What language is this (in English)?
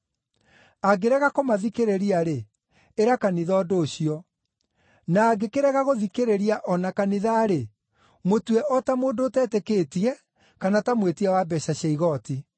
Kikuyu